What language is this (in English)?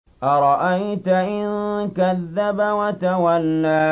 Arabic